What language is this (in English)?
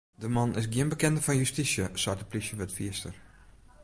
Western Frisian